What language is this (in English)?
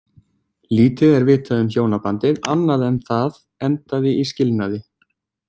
Icelandic